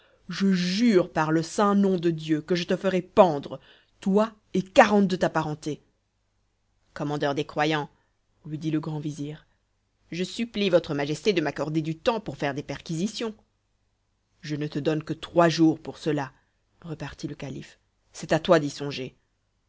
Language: French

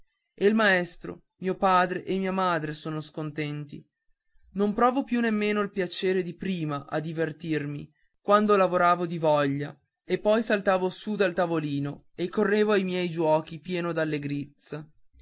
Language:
Italian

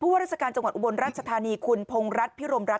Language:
Thai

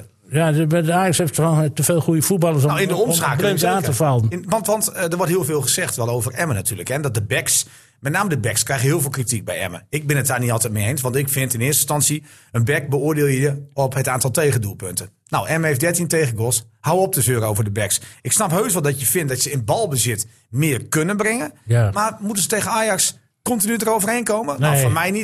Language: Dutch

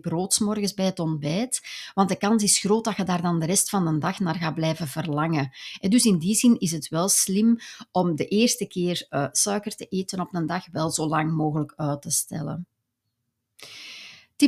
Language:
Dutch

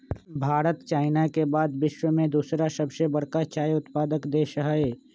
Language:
Magahi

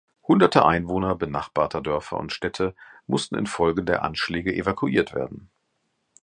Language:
German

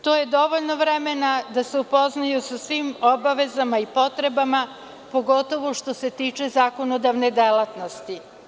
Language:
Serbian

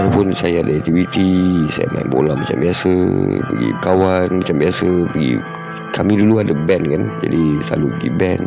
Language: Malay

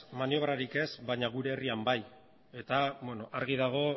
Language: Basque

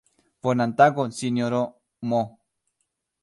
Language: Esperanto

